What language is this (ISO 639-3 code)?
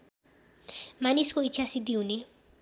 nep